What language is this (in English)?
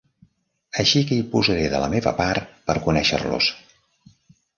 Catalan